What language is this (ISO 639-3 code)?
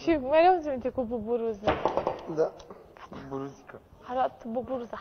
ron